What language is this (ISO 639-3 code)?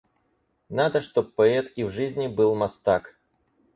rus